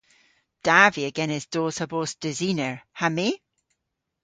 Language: Cornish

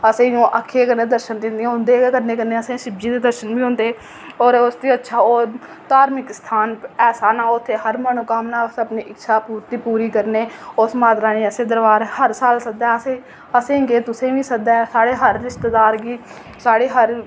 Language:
Dogri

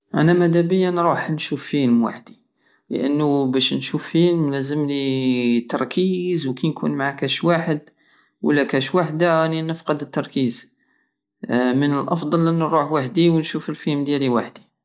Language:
Algerian Saharan Arabic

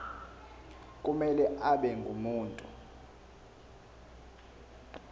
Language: Zulu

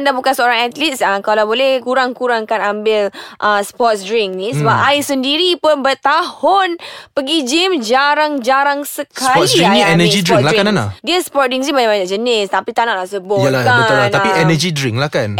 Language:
Malay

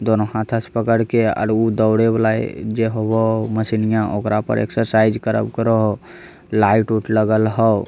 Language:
Magahi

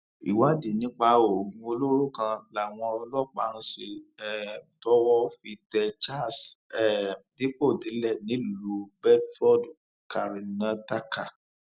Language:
Yoruba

